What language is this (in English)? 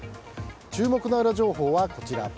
Japanese